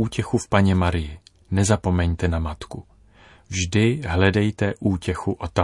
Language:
Czech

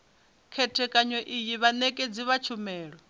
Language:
Venda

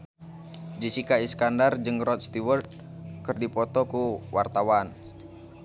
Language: Sundanese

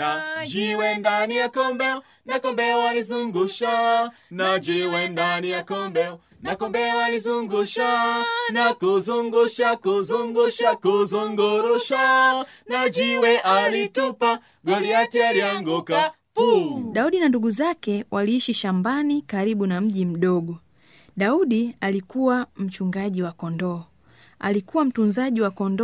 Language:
Swahili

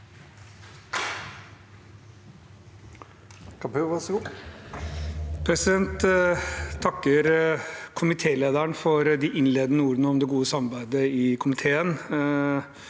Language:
Norwegian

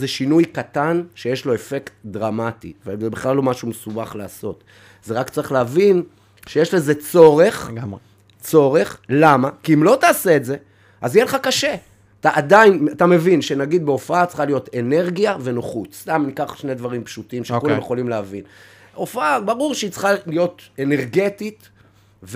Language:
Hebrew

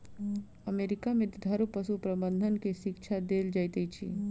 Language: Maithili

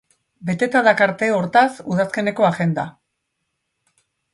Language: Basque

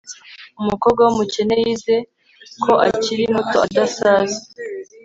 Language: Kinyarwanda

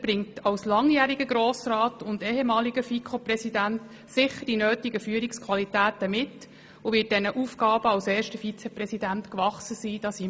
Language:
Swiss German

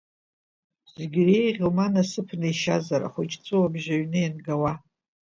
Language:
Abkhazian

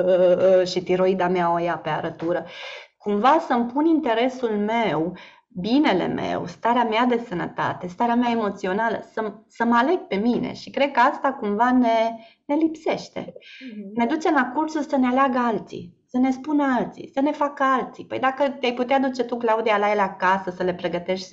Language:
Romanian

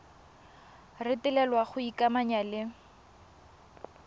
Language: Tswana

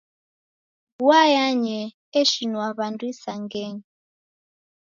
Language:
Taita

